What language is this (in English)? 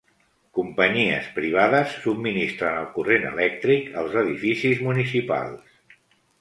Catalan